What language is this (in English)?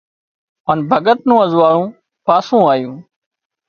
Wadiyara Koli